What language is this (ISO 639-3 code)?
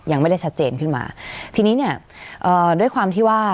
tha